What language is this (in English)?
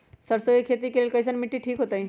Magahi